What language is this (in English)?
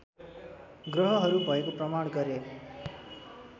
Nepali